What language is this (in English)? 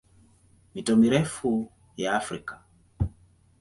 Swahili